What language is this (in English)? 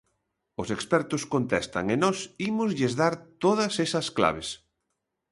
Galician